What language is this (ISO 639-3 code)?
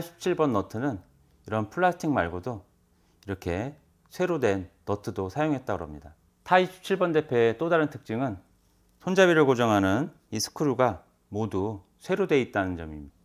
kor